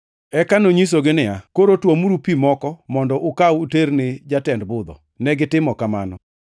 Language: Luo (Kenya and Tanzania)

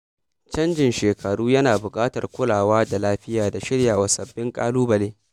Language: Hausa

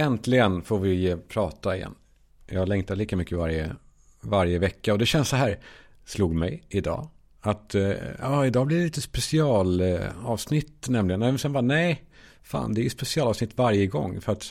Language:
Swedish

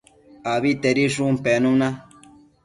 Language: Matsés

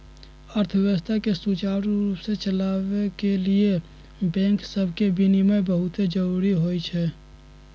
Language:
Magahi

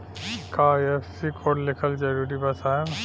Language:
Bhojpuri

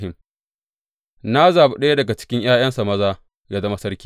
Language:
Hausa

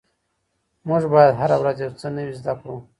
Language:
Pashto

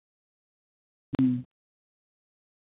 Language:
Santali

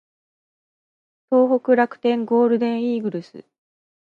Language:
Japanese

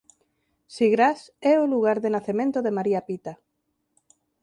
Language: Galician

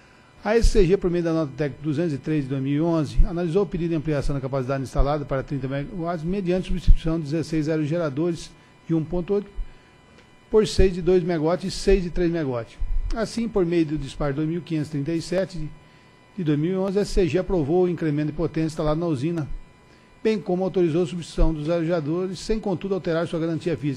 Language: Portuguese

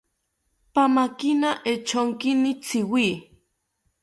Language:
South Ucayali Ashéninka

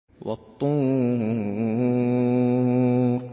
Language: Arabic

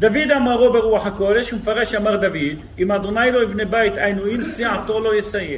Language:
Hebrew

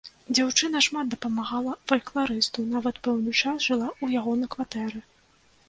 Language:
Belarusian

